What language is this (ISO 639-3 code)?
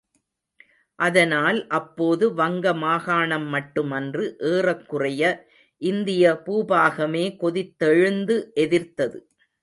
tam